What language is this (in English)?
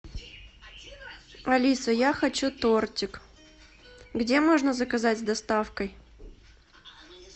Russian